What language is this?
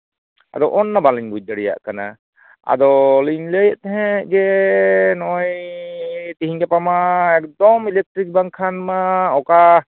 Santali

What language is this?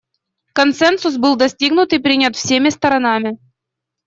Russian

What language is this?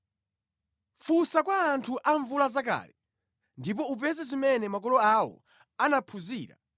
Nyanja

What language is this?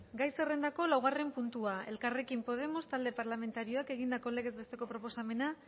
Basque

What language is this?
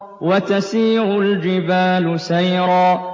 Arabic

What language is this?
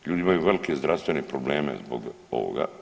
Croatian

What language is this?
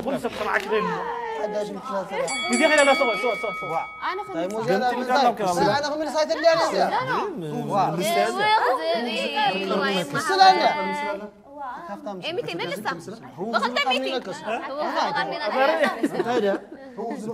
Arabic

